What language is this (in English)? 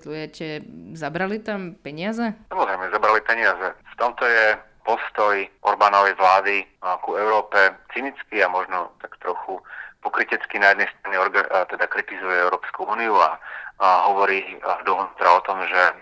Slovak